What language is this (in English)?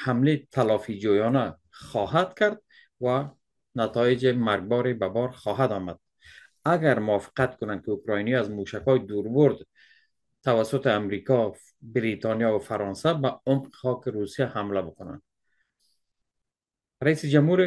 Persian